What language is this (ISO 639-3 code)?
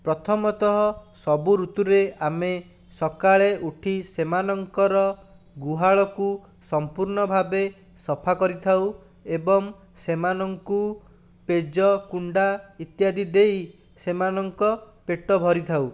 ori